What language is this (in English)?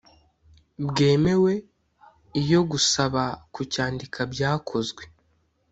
Kinyarwanda